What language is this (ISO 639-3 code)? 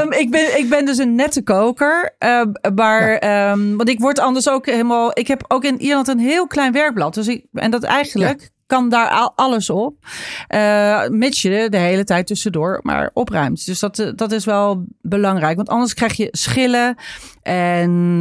nld